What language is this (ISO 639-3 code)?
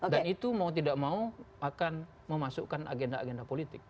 ind